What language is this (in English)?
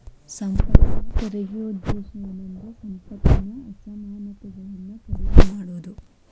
Kannada